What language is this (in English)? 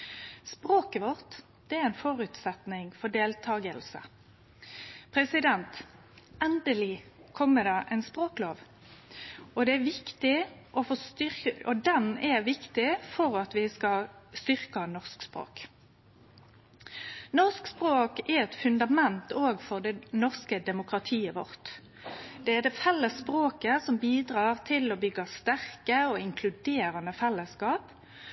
Norwegian Nynorsk